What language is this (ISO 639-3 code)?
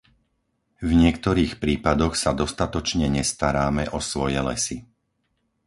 slk